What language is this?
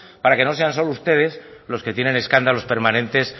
Spanish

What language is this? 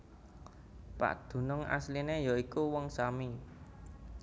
Javanese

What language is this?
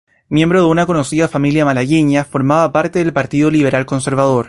Spanish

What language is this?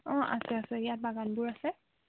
Assamese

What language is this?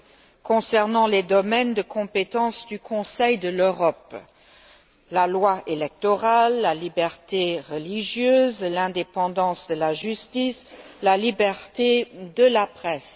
French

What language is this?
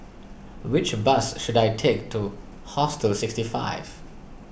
English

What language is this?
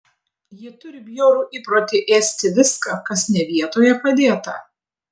Lithuanian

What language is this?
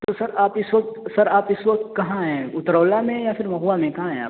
Urdu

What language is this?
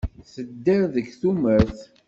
Kabyle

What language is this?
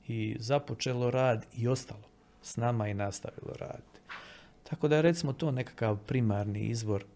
Croatian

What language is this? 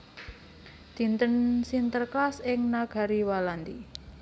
Javanese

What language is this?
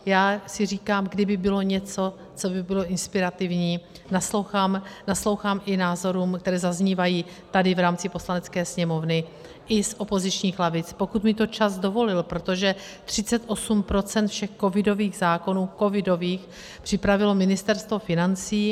Czech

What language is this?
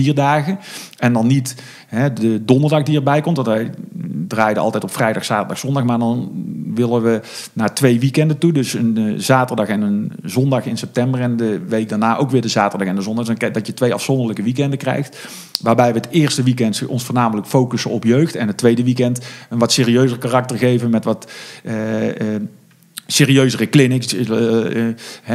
Dutch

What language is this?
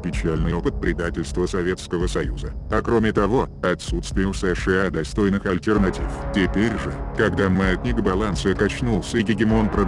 Russian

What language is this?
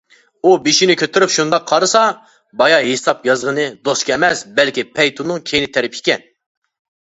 Uyghur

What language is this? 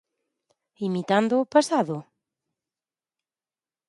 Galician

